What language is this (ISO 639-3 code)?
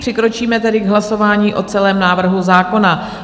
ces